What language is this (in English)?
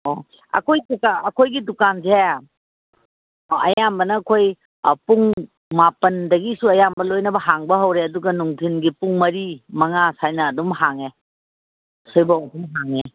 Manipuri